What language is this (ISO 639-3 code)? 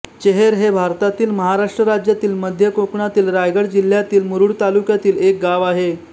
mar